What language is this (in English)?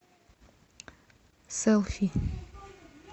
Russian